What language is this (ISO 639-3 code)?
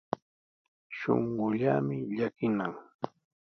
qws